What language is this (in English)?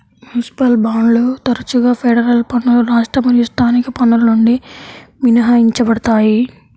Telugu